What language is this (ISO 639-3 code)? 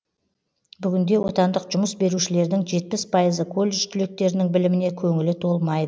kaz